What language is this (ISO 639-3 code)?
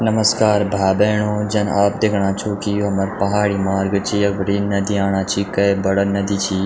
gbm